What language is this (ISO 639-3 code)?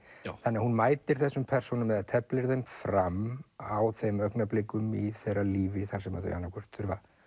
isl